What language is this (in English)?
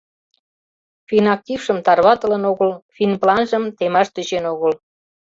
Mari